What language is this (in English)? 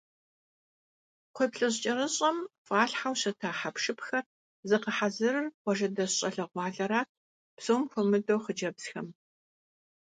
Kabardian